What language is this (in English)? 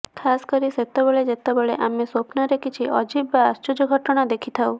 Odia